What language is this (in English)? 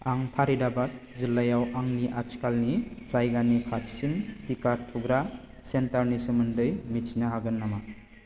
Bodo